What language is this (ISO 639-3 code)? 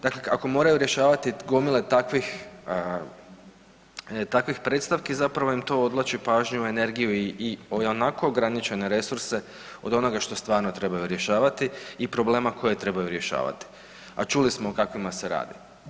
hrv